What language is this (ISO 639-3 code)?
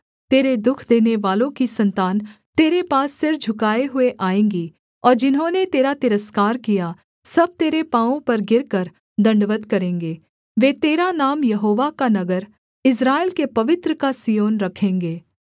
hin